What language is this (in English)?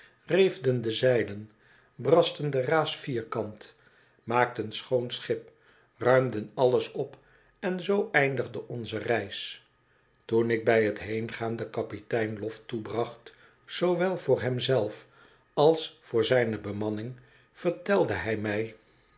Dutch